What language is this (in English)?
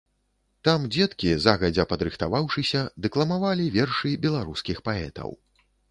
Belarusian